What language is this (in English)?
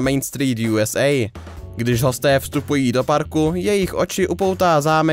Czech